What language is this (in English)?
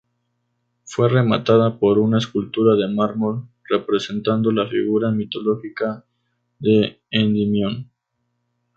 Spanish